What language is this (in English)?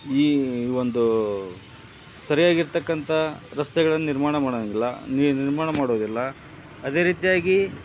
Kannada